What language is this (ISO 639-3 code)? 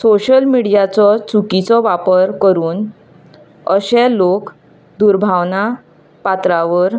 kok